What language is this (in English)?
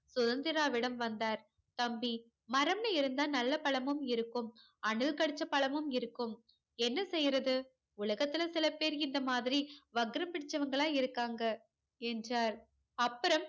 Tamil